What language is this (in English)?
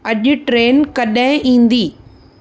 Sindhi